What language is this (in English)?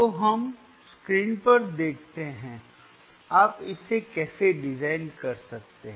Hindi